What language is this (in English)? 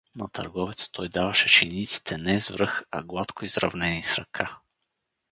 Bulgarian